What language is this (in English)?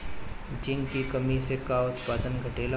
Bhojpuri